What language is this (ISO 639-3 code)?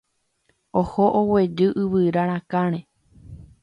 grn